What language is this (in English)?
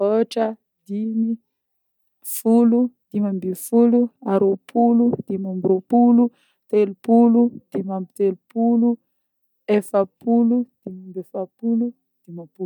Northern Betsimisaraka Malagasy